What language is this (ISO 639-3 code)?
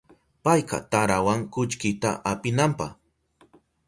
qup